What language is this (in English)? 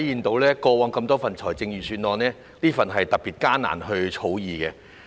Cantonese